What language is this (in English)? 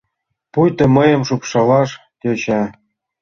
Mari